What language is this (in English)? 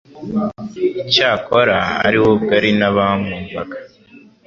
Kinyarwanda